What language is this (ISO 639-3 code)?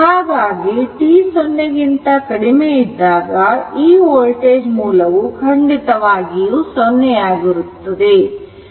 kan